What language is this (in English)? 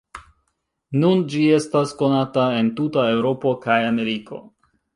Esperanto